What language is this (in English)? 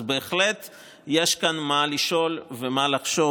Hebrew